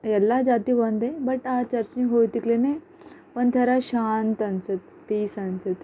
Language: Kannada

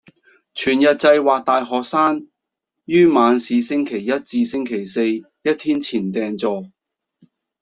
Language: Cantonese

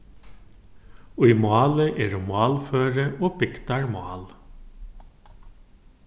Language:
Faroese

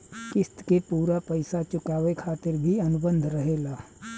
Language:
Bhojpuri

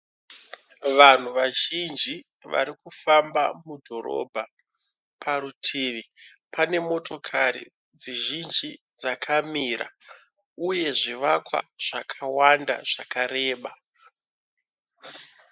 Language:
Shona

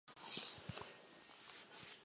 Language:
Chinese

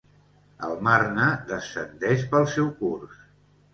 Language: Catalan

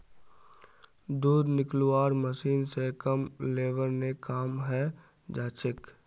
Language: Magahi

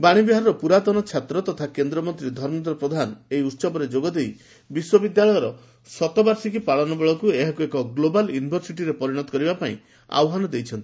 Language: Odia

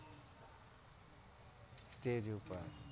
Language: Gujarati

